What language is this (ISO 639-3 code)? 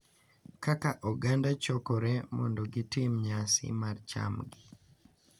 luo